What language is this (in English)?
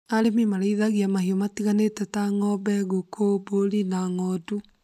Kikuyu